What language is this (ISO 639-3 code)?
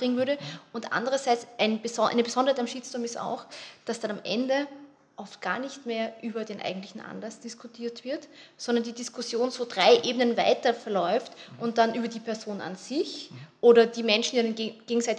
deu